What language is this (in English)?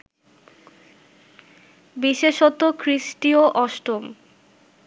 Bangla